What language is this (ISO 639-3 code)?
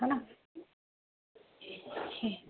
snd